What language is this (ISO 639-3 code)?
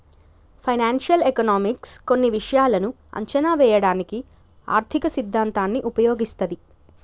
tel